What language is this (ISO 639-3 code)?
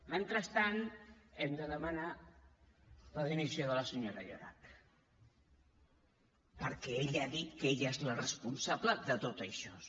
cat